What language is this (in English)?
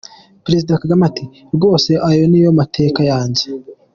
Kinyarwanda